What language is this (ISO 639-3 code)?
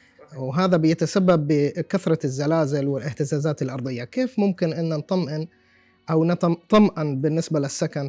ara